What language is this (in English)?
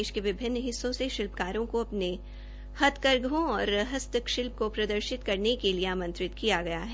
Hindi